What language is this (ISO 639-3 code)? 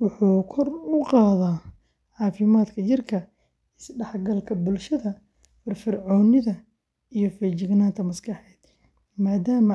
som